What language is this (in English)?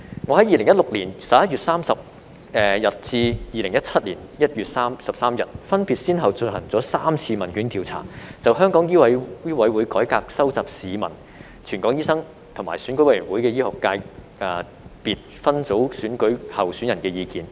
Cantonese